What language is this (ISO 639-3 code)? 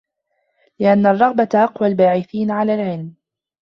ara